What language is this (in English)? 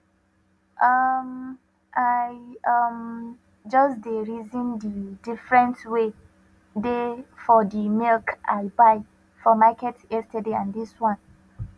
Nigerian Pidgin